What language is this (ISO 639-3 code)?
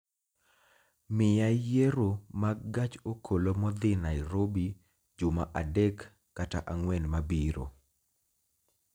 luo